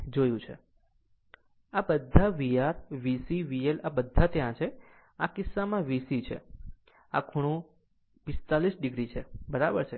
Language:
Gujarati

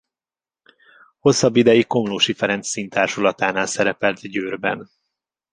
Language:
Hungarian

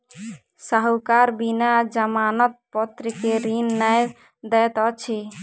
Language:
Maithili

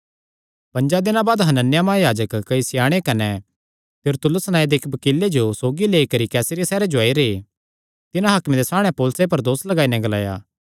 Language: Kangri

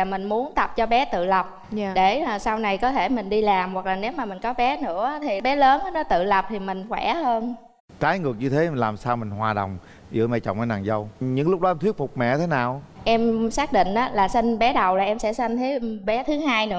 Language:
Vietnamese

